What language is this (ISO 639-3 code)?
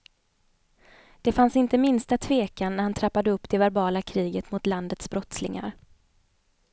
swe